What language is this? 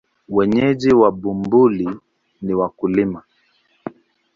Swahili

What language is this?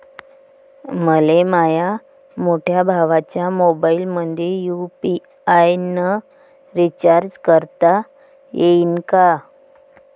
Marathi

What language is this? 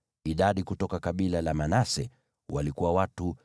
Swahili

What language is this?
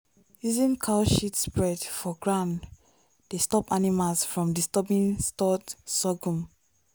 Nigerian Pidgin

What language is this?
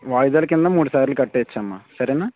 Telugu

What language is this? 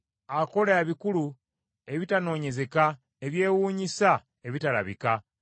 Ganda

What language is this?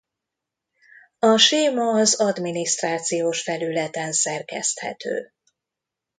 Hungarian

